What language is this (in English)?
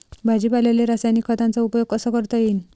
Marathi